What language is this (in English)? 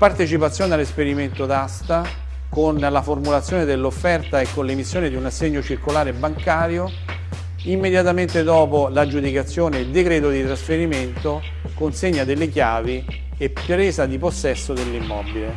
Italian